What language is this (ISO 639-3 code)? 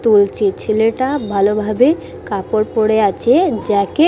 ben